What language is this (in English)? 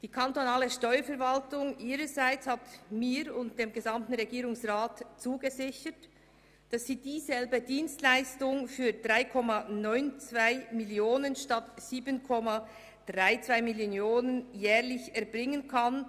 Swiss German